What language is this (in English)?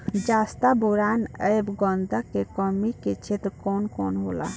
Bhojpuri